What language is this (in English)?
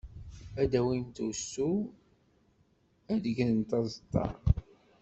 Kabyle